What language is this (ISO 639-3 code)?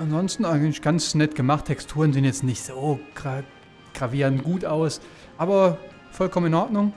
deu